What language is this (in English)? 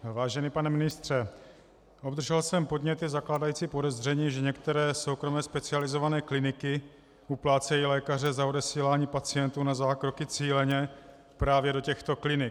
Czech